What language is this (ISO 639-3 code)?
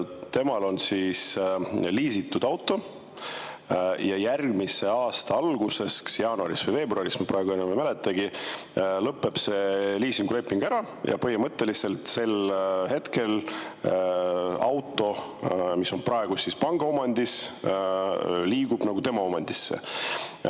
est